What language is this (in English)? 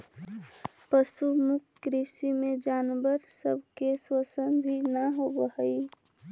Magahi